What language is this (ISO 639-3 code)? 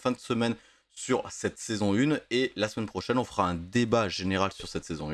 fra